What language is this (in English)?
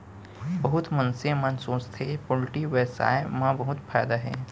Chhattisgarhi